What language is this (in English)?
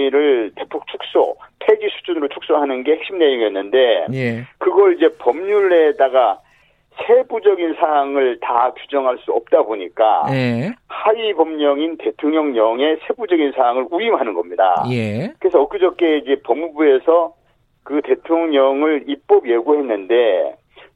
Korean